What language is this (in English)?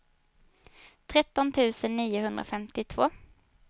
Swedish